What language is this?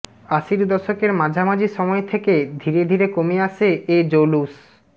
Bangla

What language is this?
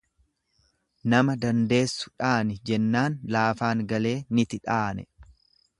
Oromo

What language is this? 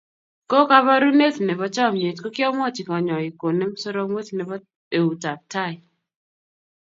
Kalenjin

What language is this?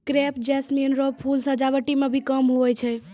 Maithili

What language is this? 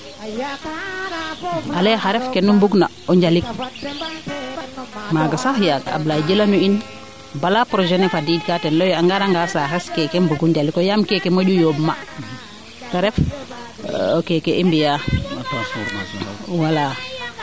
Serer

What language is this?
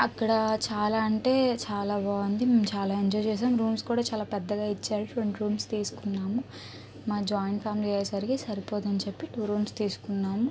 Telugu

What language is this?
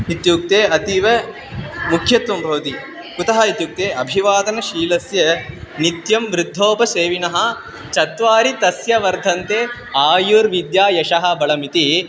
Sanskrit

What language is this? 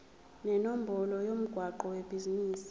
Zulu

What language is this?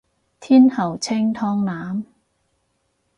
Cantonese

